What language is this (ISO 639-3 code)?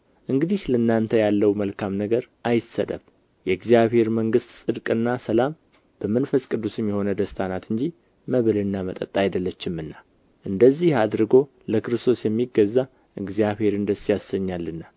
amh